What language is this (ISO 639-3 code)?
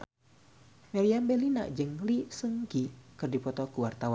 sun